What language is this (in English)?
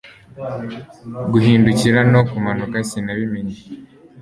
Kinyarwanda